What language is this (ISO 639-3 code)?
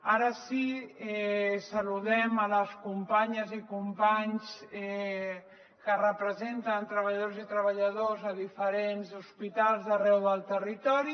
cat